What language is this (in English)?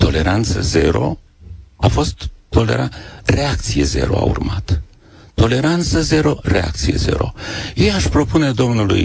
Romanian